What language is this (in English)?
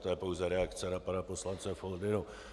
Czech